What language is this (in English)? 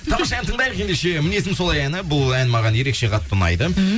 Kazakh